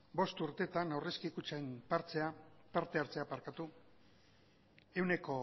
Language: Basque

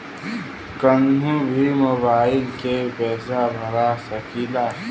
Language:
Bhojpuri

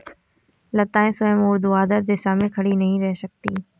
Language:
Hindi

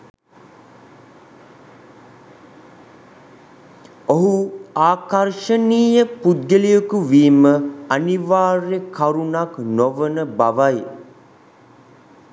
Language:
Sinhala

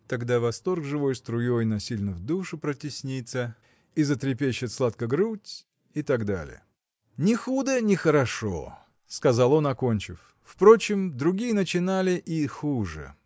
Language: Russian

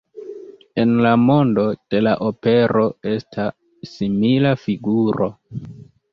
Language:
Esperanto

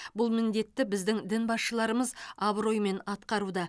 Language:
Kazakh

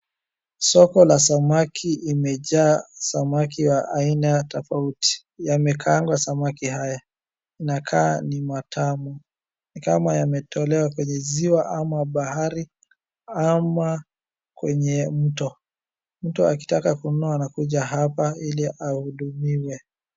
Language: Swahili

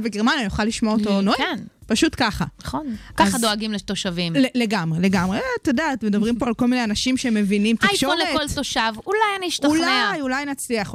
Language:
Hebrew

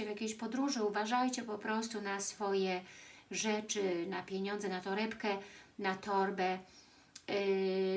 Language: Polish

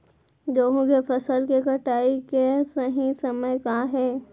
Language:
Chhattisgarhi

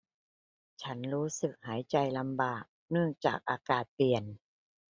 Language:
Thai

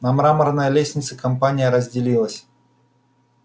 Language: Russian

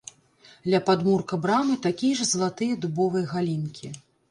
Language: Belarusian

